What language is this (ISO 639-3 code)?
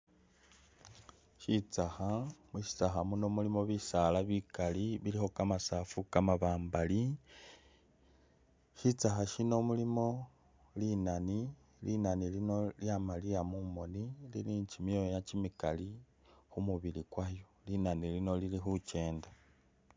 myx